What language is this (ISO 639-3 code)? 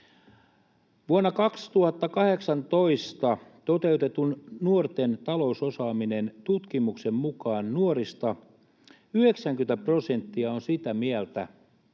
fin